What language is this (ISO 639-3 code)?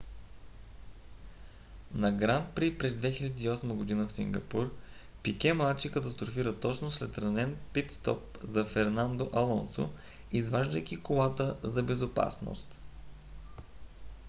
bul